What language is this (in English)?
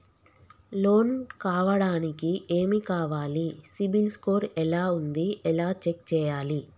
Telugu